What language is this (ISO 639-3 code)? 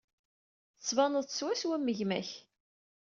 kab